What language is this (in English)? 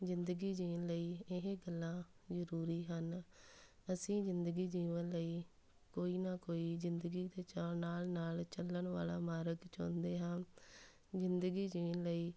Punjabi